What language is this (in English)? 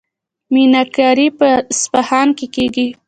Pashto